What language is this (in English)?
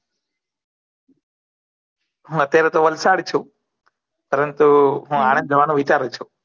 Gujarati